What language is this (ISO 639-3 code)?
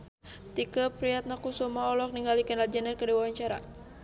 sun